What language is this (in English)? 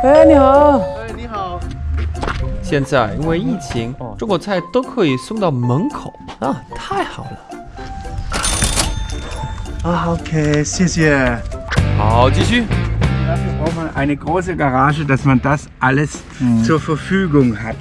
Chinese